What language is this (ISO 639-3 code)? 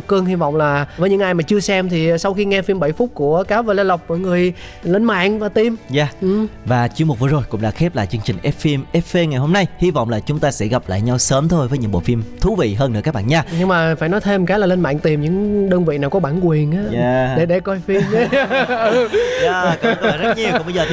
vie